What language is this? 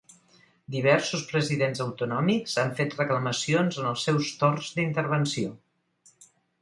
Catalan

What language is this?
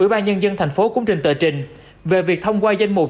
Vietnamese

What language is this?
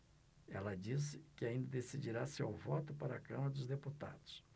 Portuguese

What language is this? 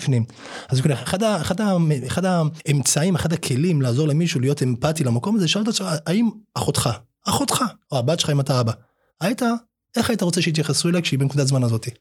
Hebrew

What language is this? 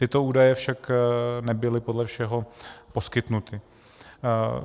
Czech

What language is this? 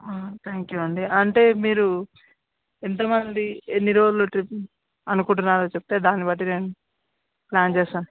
Telugu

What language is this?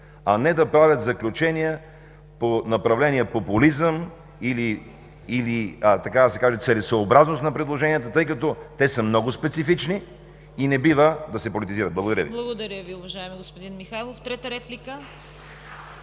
Bulgarian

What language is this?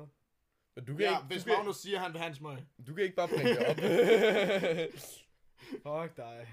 Danish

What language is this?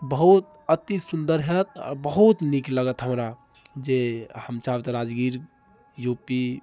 Maithili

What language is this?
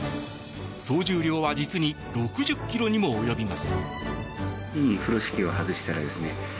Japanese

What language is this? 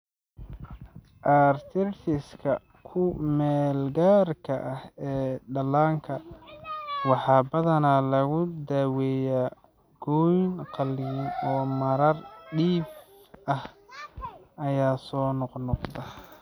Somali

